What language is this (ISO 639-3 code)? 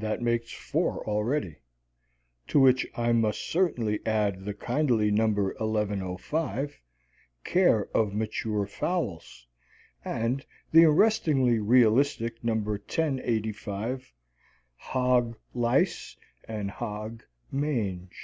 eng